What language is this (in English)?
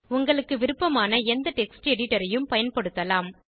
Tamil